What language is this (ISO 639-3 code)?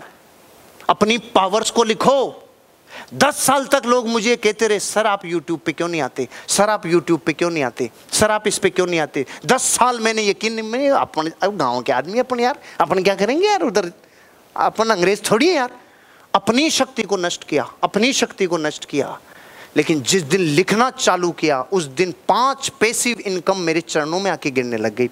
hin